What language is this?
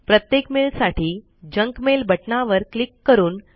Marathi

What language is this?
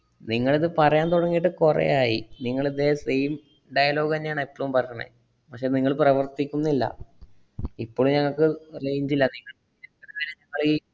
Malayalam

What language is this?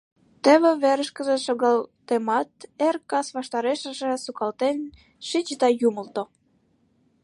Mari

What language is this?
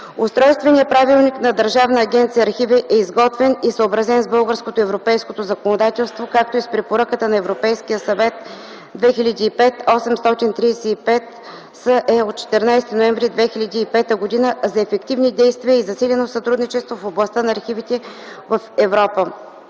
Bulgarian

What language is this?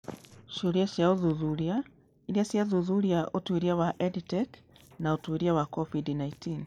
Kikuyu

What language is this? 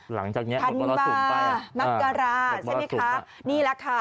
Thai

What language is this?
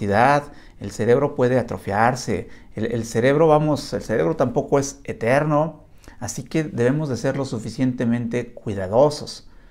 Spanish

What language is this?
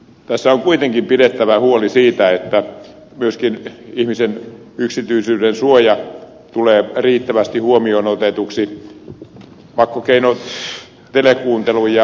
Finnish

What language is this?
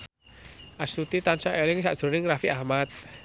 Javanese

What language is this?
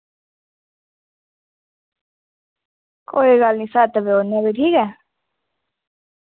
Dogri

